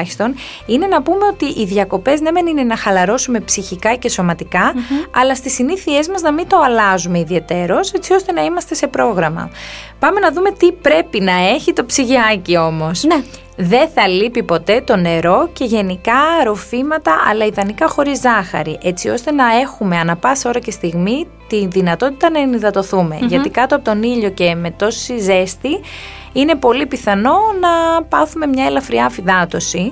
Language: Greek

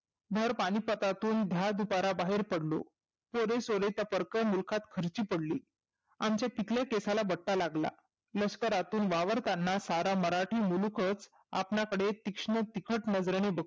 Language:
Marathi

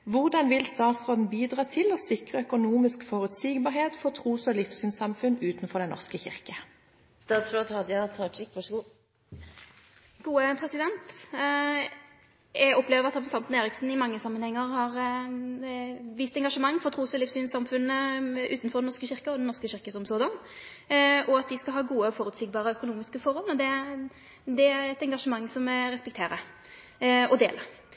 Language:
Norwegian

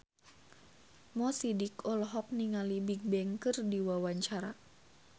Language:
Sundanese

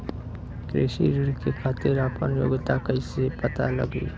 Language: Bhojpuri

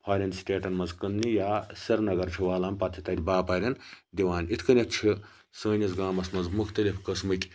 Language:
Kashmiri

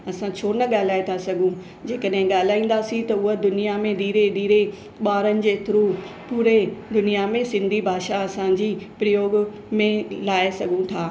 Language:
Sindhi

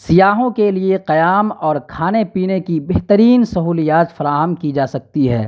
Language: Urdu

